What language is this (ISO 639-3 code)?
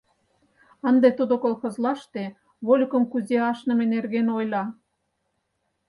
chm